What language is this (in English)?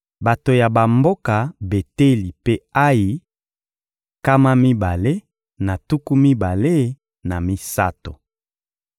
Lingala